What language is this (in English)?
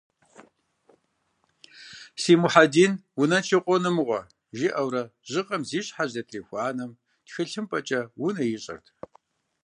Kabardian